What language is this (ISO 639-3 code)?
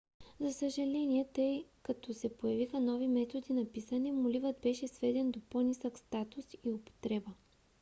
bul